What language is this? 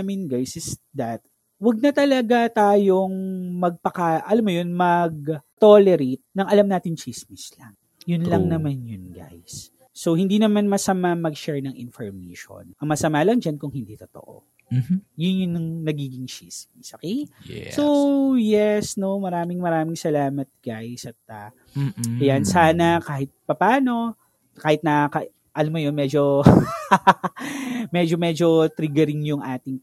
Filipino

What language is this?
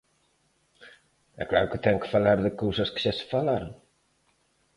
Galician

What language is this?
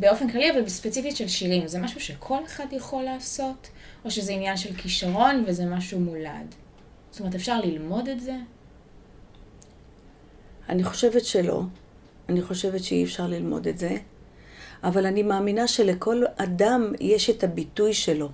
Hebrew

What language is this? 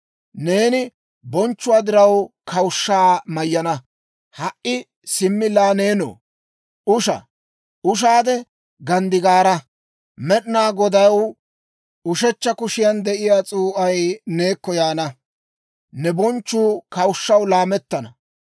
Dawro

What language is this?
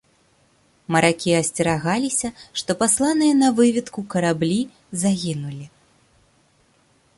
Belarusian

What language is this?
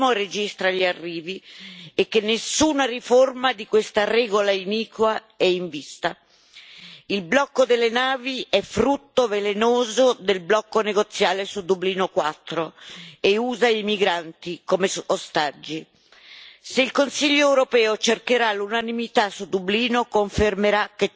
Italian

